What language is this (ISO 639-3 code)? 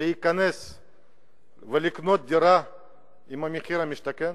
heb